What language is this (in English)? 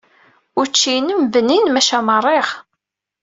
Kabyle